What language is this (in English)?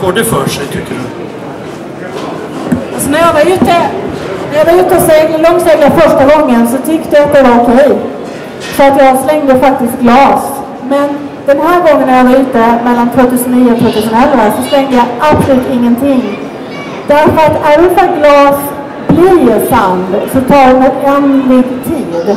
Swedish